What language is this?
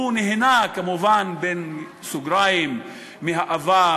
Hebrew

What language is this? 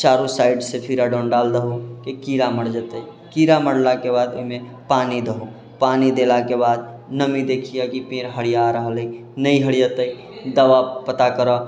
Maithili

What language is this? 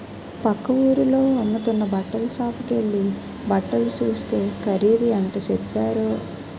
Telugu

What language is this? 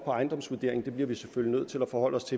Danish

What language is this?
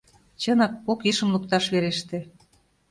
Mari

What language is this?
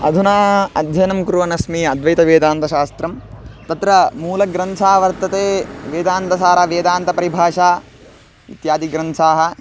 Sanskrit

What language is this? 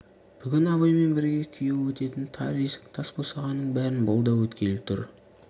Kazakh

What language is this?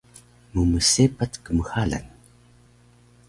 Taroko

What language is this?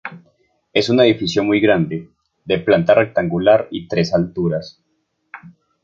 Spanish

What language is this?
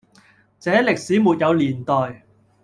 Cantonese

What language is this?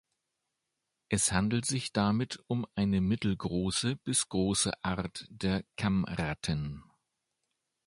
German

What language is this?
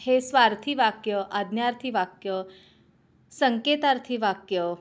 Marathi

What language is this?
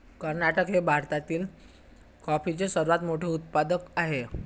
Marathi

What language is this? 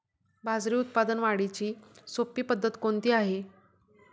Marathi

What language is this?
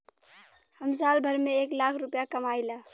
Bhojpuri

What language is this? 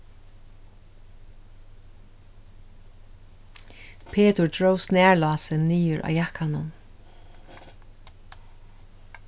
Faroese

